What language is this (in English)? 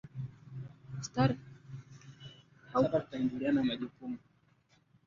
Swahili